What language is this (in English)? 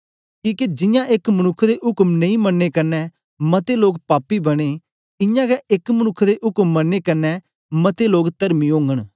Dogri